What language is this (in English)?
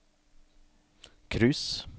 Norwegian